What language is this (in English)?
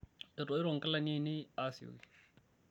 Masai